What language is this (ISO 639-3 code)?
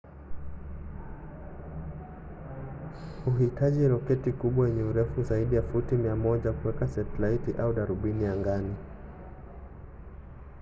swa